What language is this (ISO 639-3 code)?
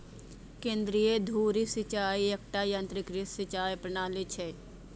mai